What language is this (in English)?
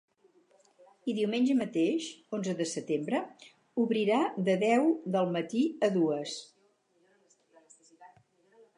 Catalan